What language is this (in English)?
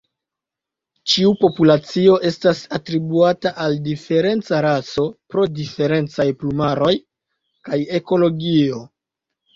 Esperanto